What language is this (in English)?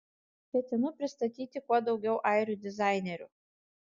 Lithuanian